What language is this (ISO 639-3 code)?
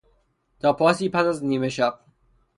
fas